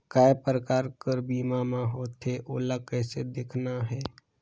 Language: Chhattisgarhi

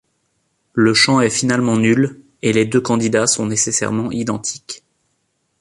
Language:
French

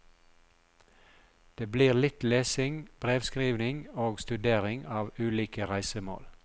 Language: Norwegian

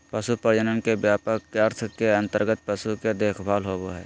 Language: Magahi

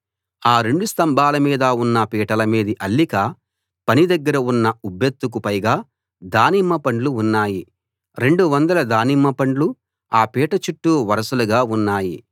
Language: Telugu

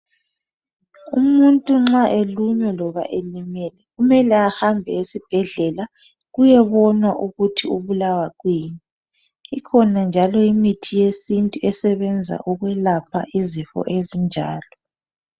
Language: North Ndebele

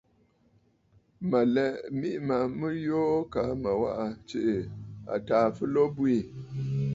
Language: Bafut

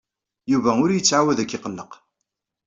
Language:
Kabyle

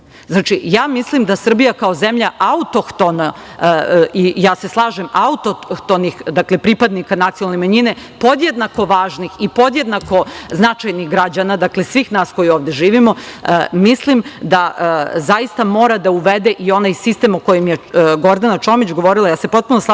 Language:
Serbian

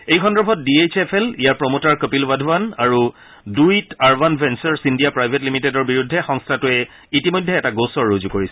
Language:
Assamese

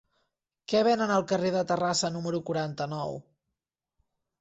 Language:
Catalan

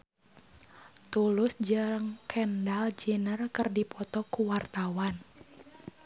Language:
Sundanese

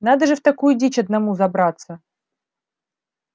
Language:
Russian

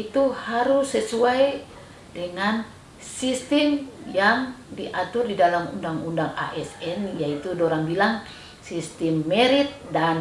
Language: Indonesian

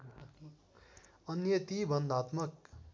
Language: Nepali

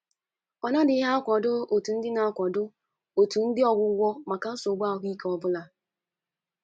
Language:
Igbo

